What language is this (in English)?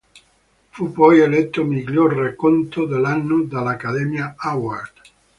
Italian